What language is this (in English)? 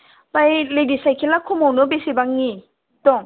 Bodo